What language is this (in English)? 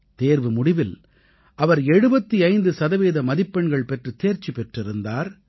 Tamil